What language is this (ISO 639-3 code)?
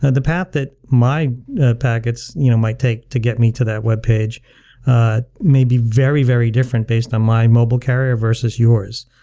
eng